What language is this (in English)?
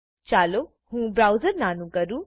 Gujarati